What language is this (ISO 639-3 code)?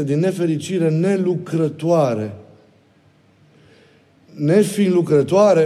ron